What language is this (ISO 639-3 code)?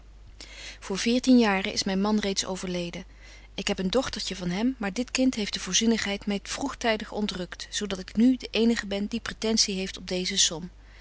nld